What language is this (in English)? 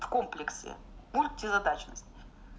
Russian